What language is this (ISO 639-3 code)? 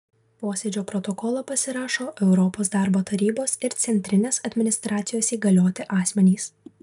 lit